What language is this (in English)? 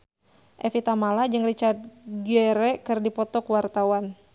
Sundanese